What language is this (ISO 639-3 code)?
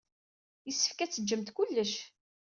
kab